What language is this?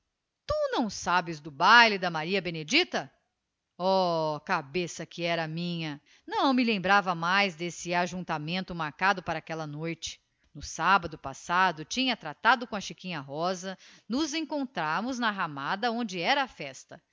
Portuguese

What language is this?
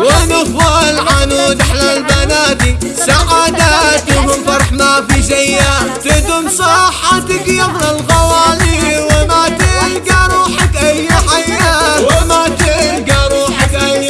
Arabic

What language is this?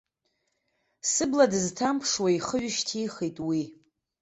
Abkhazian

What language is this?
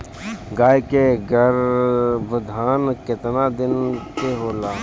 Bhojpuri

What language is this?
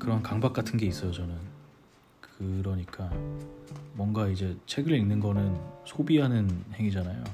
Korean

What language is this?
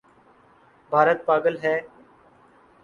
Urdu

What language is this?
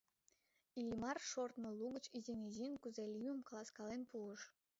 Mari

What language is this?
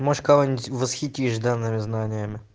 Russian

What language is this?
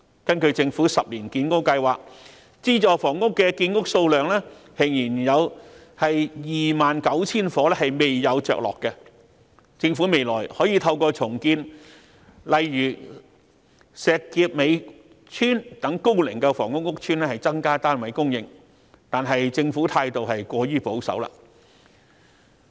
Cantonese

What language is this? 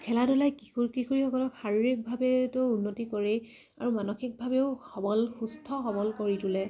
Assamese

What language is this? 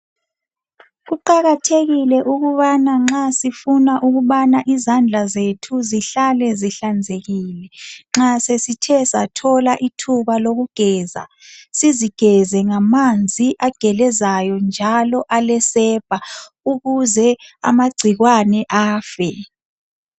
North Ndebele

